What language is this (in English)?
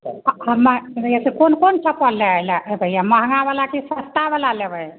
Maithili